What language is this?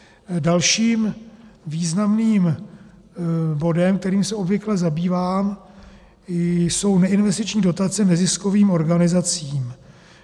Czech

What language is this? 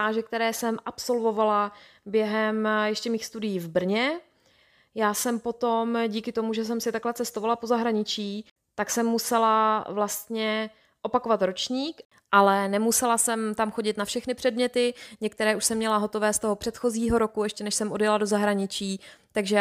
Czech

